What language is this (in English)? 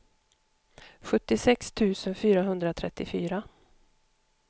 Swedish